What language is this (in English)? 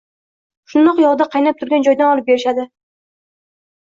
Uzbek